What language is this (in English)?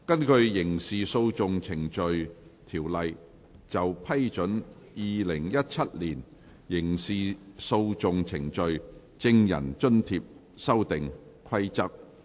Cantonese